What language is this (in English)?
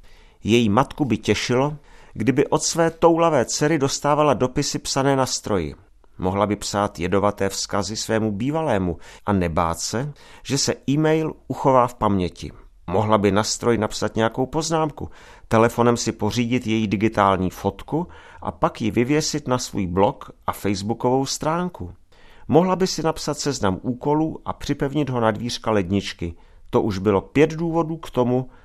Czech